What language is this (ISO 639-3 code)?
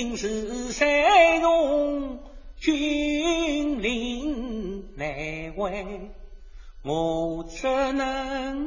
zho